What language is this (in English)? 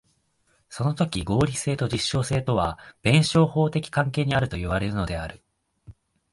Japanese